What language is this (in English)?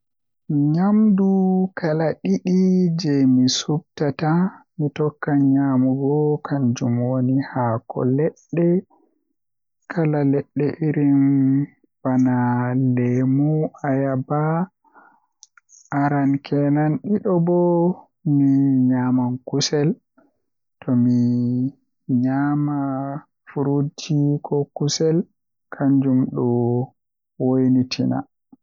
Western Niger Fulfulde